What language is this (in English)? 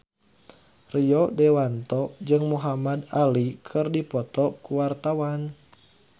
Sundanese